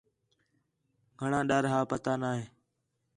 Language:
Khetrani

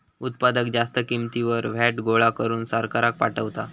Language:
Marathi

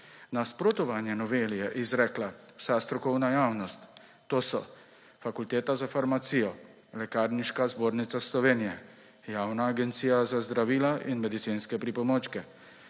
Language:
Slovenian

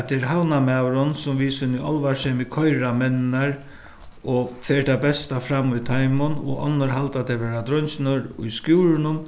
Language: Faroese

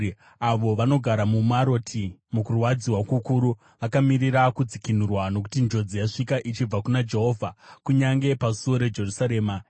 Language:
Shona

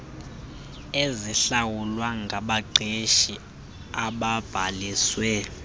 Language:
Xhosa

